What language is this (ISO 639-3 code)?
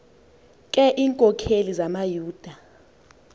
xho